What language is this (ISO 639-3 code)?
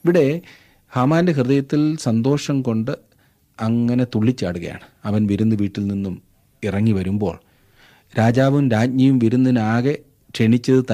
mal